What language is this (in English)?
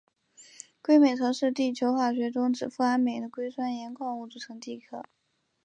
Chinese